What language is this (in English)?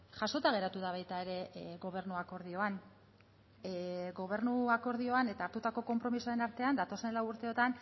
Basque